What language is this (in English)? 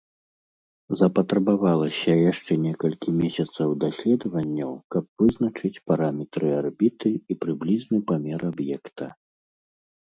Belarusian